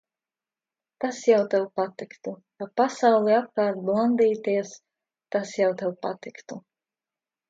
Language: Latvian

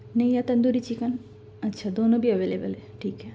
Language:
Urdu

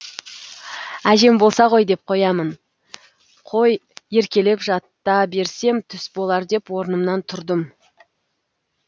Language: Kazakh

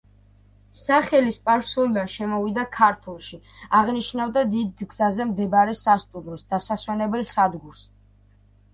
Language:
Georgian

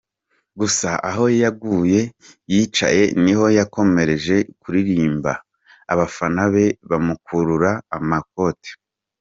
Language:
Kinyarwanda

